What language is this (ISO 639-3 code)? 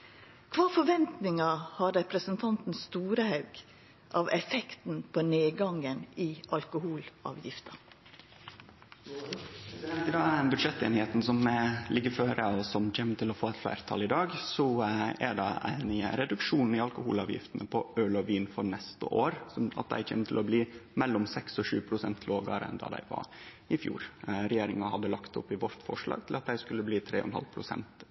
nno